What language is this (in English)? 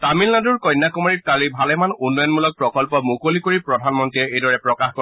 Assamese